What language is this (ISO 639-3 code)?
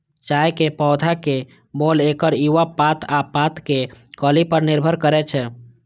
mai